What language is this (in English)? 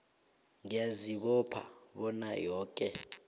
South Ndebele